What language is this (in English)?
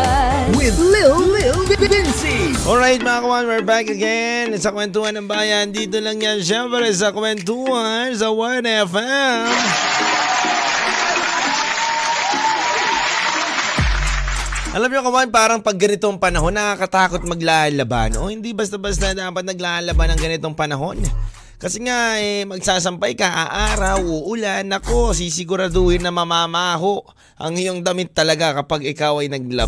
Filipino